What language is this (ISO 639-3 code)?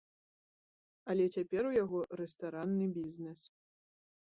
bel